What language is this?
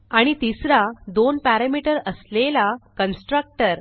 Marathi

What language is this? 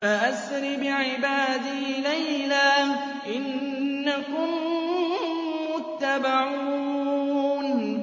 Arabic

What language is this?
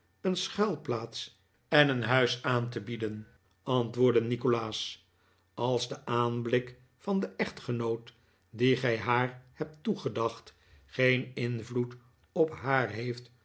Dutch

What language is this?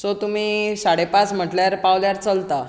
Konkani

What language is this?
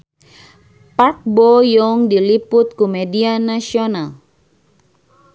Sundanese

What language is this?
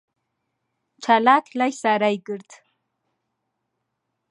Central Kurdish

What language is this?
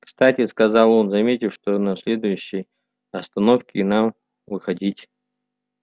Russian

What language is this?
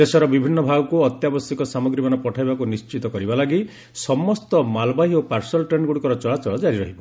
Odia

